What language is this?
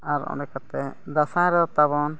Santali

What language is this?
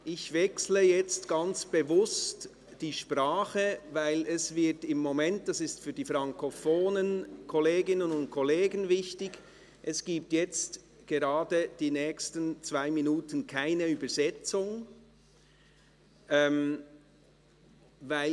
Swiss German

